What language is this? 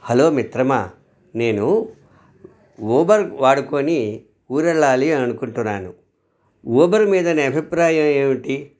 Telugu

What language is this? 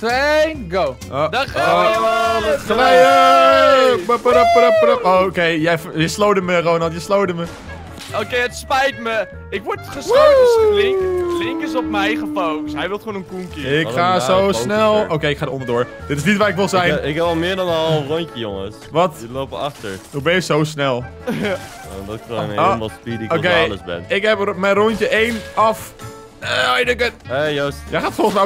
Dutch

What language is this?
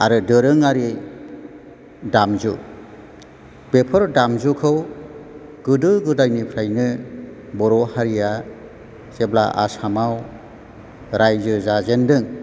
Bodo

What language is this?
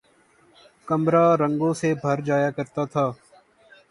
Urdu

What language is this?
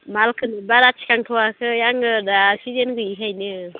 Bodo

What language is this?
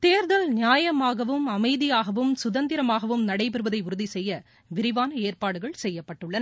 Tamil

